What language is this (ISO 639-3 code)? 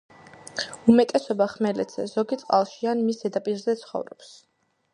kat